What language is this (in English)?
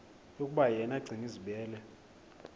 Xhosa